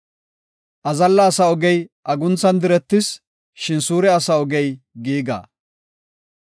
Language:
Gofa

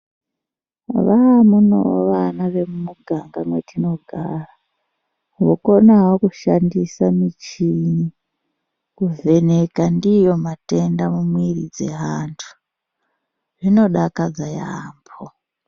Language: Ndau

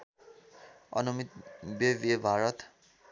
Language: Nepali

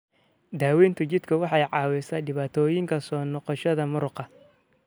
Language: Somali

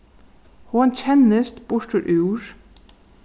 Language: Faroese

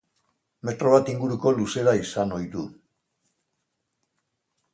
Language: Basque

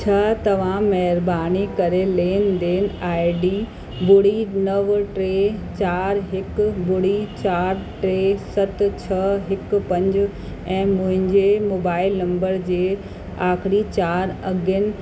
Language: Sindhi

